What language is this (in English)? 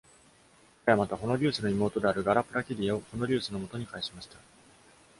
Japanese